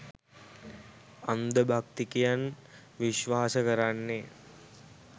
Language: Sinhala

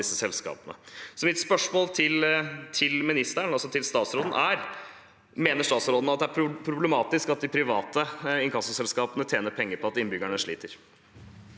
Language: Norwegian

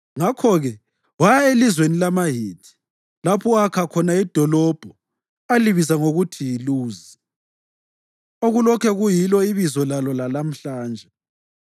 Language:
North Ndebele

